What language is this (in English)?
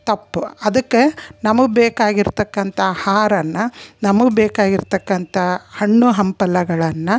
Kannada